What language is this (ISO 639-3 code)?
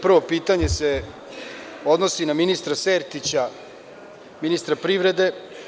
srp